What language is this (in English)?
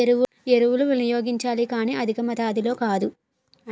Telugu